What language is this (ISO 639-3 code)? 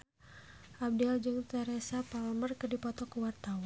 sun